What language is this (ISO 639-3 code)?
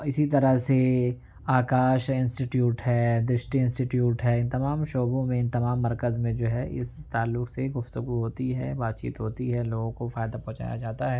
urd